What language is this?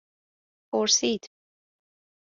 Persian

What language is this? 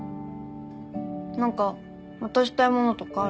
Japanese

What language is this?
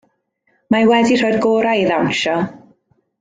Welsh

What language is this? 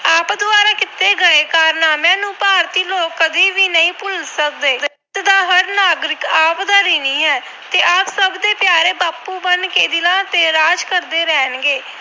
Punjabi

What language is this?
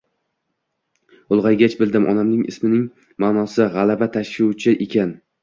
Uzbek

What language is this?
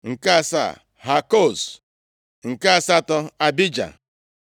Igbo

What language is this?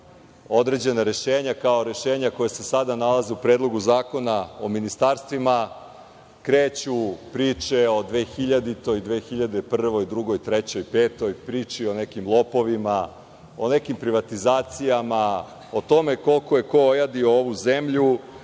Serbian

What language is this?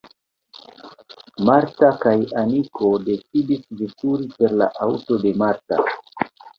Esperanto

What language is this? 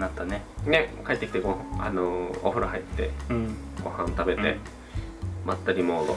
Japanese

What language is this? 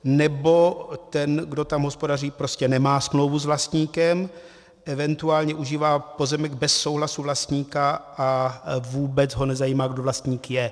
Czech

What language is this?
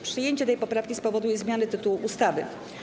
Polish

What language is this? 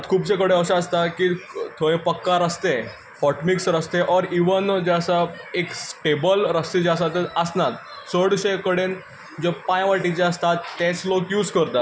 Konkani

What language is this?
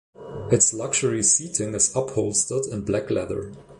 English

